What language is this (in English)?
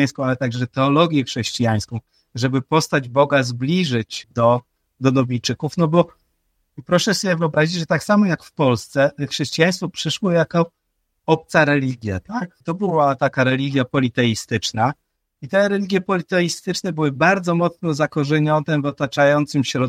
Polish